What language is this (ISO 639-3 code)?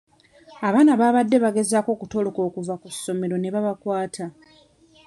lug